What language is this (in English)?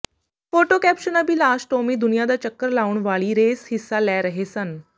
Punjabi